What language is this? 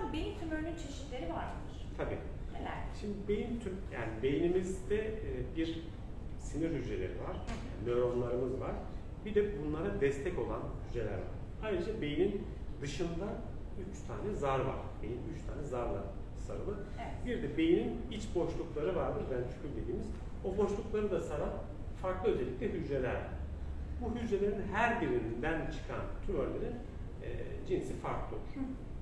Turkish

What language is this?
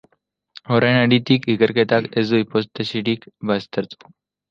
Basque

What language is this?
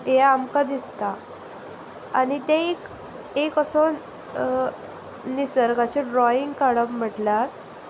Konkani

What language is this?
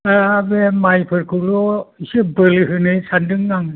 Bodo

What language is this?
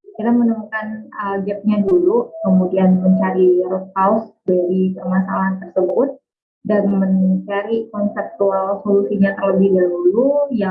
Indonesian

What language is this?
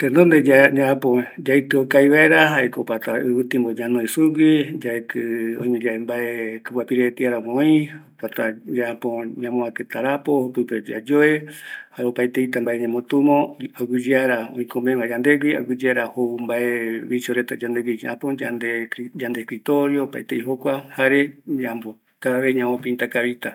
Eastern Bolivian Guaraní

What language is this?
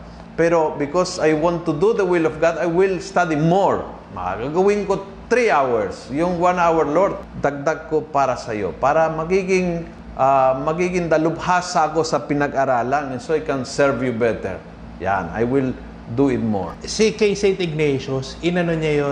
Filipino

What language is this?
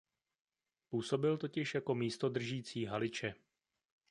Czech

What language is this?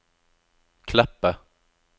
Norwegian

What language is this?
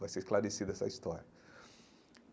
Portuguese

